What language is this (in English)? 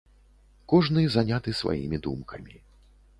Belarusian